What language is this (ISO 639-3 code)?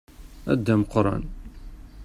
kab